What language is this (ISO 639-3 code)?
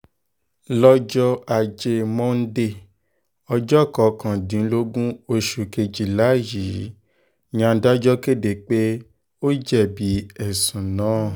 yor